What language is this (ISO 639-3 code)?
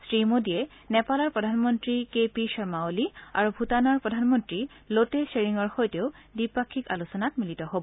asm